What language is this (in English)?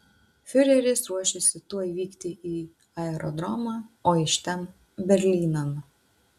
Lithuanian